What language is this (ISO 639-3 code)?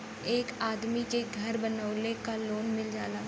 bho